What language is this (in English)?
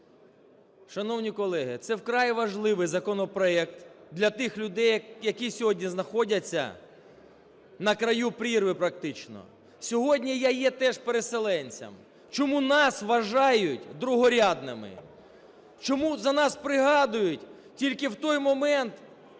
Ukrainian